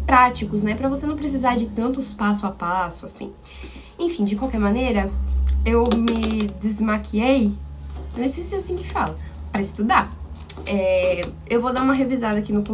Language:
Portuguese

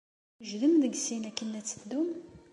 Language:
Kabyle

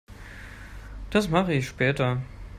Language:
German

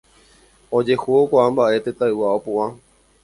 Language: Guarani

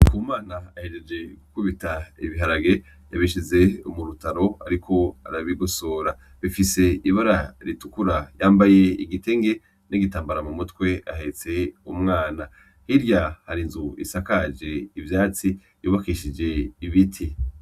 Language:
Rundi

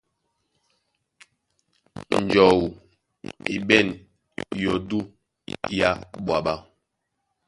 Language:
Duala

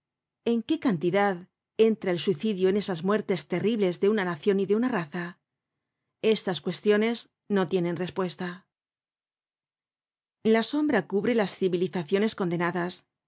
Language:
Spanish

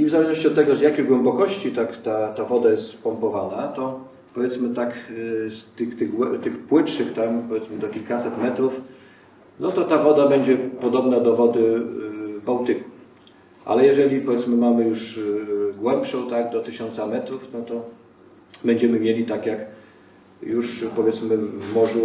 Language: Polish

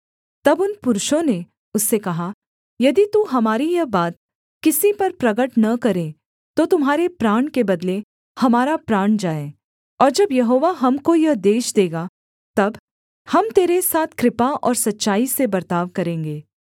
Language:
Hindi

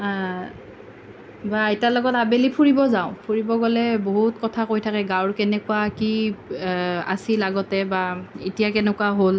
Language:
Assamese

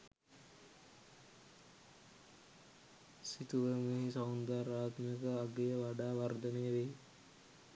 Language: Sinhala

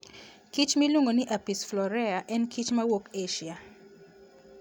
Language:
Luo (Kenya and Tanzania)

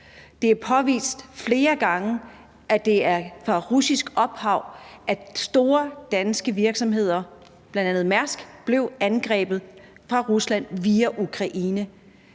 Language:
Danish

